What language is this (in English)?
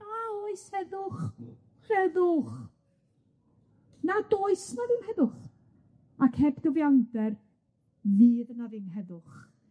Welsh